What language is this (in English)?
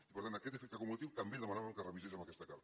Catalan